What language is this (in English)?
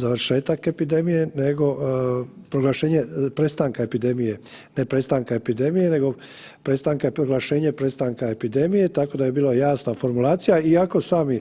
Croatian